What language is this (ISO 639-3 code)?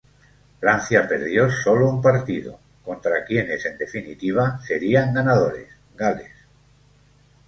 spa